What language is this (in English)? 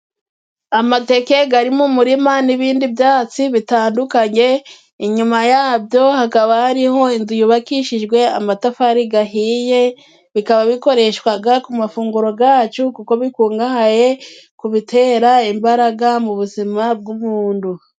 Kinyarwanda